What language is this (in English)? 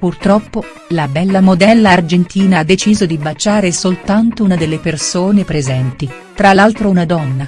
Italian